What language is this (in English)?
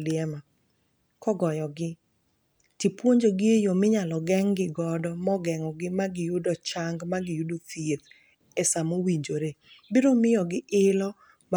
Luo (Kenya and Tanzania)